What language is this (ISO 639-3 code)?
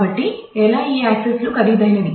tel